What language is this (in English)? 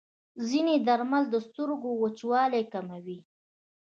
Pashto